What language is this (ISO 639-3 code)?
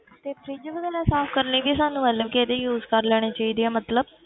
pan